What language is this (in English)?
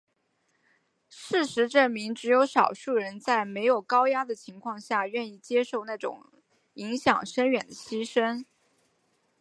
Chinese